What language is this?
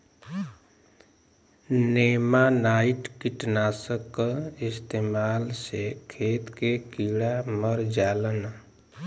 Bhojpuri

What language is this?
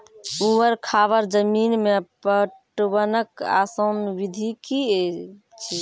Maithili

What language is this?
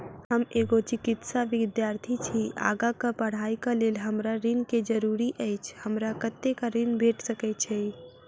Maithili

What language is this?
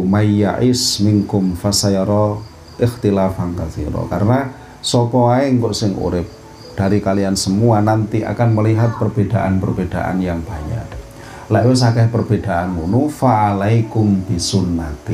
Indonesian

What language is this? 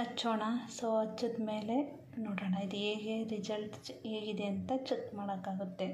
Kannada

